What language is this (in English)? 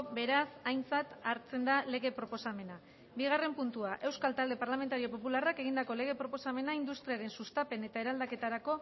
Basque